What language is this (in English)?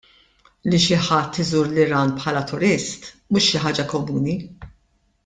Maltese